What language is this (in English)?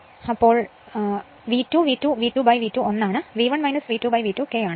Malayalam